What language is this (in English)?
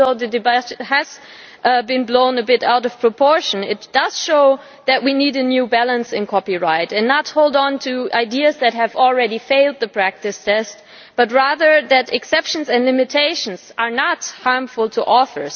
English